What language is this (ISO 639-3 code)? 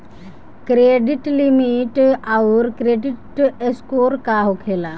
bho